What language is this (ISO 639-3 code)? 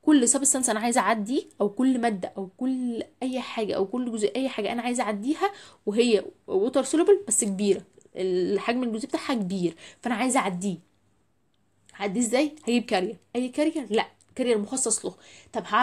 ara